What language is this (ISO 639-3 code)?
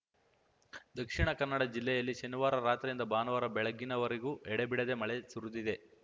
kan